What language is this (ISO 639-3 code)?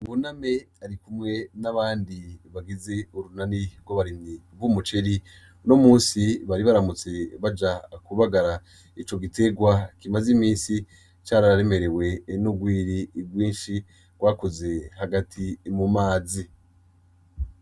run